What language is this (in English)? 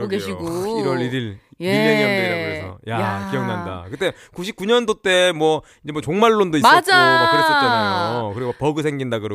Korean